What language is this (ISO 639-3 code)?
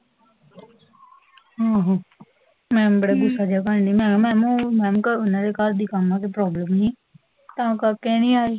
pan